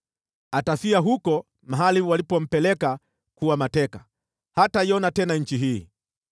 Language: Swahili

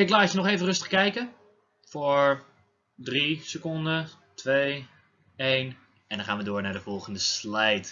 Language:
Dutch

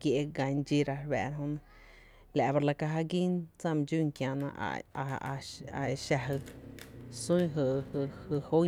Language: Tepinapa Chinantec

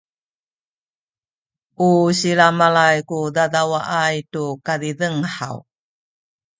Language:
Sakizaya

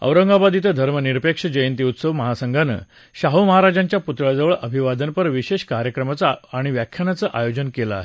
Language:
Marathi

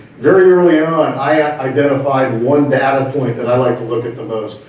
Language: English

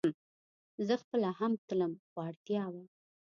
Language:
Pashto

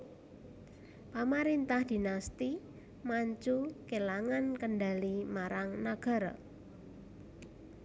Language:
Javanese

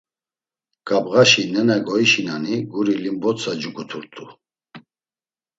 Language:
Laz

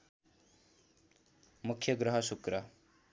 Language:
Nepali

